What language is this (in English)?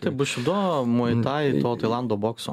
Lithuanian